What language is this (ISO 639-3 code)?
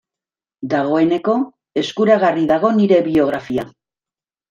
eus